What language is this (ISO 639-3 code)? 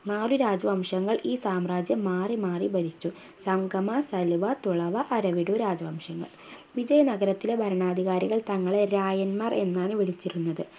mal